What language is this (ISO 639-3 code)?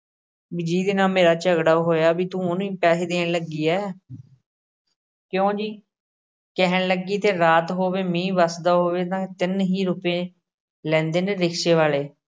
pan